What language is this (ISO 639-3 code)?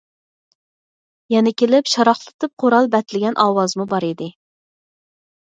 uig